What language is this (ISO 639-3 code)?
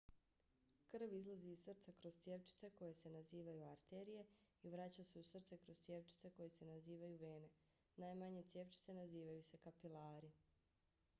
bos